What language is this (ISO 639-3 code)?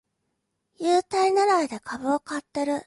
jpn